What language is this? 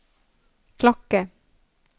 Norwegian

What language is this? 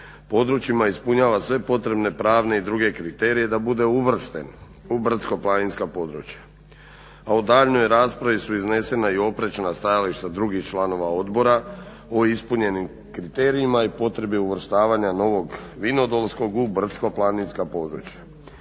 Croatian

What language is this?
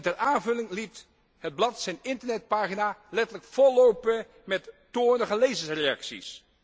Dutch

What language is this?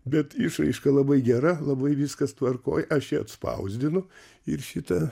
Lithuanian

